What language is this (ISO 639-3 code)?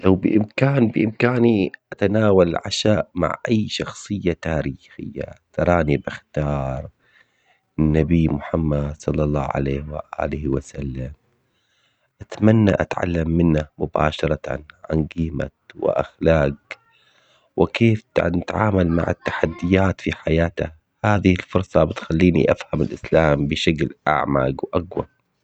acx